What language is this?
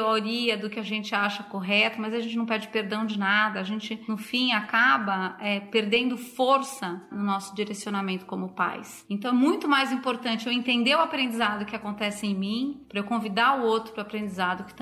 Portuguese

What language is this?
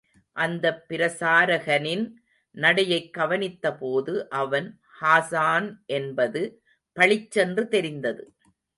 Tamil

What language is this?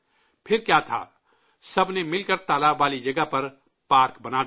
Urdu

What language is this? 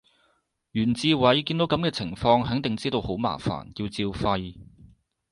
Cantonese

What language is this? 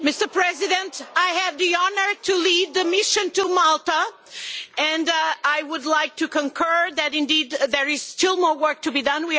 English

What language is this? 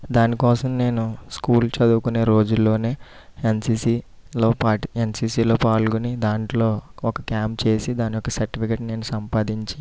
Telugu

